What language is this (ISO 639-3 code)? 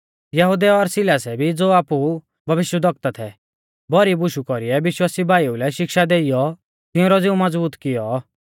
bfz